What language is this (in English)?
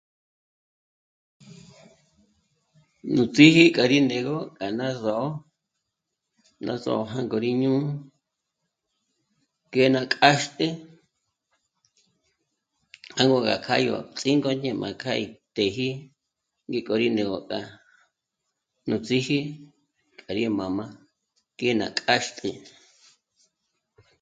Michoacán Mazahua